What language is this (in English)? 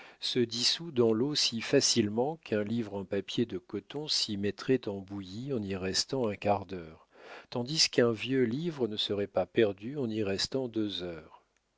French